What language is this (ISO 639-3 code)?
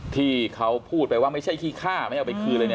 tha